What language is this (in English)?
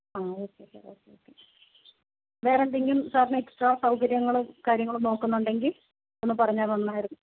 Malayalam